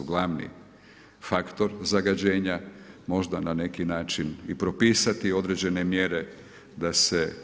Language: Croatian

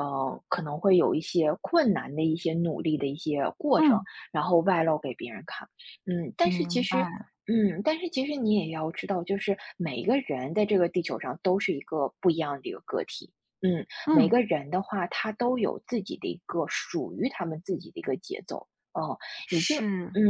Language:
Chinese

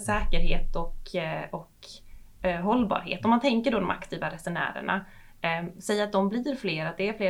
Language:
Swedish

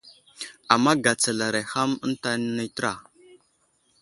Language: Wuzlam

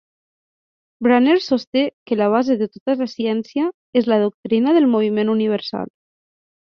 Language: Catalan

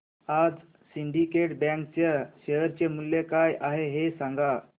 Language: Marathi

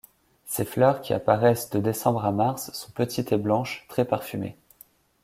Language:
French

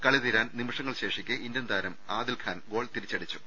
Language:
Malayalam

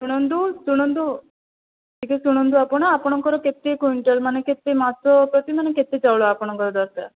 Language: Odia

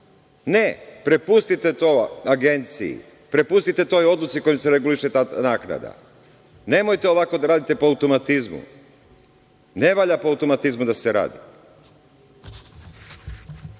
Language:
Serbian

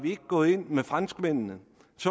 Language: Danish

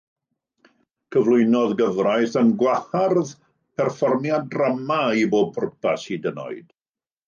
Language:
Welsh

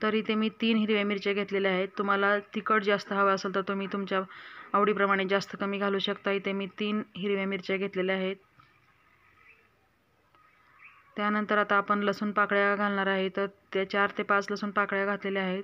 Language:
Romanian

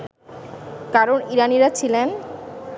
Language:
Bangla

